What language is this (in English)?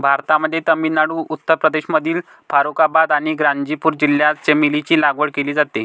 Marathi